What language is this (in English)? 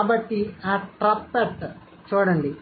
Telugu